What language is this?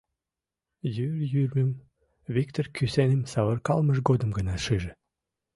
Mari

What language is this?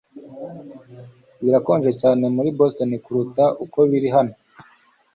Kinyarwanda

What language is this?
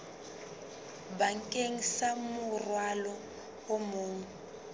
Southern Sotho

